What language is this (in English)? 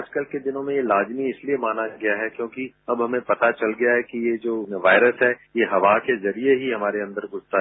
Hindi